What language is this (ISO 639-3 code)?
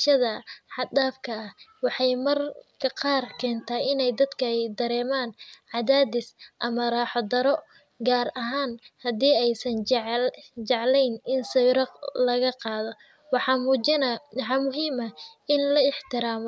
som